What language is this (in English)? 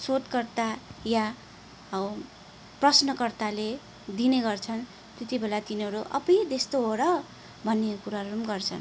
Nepali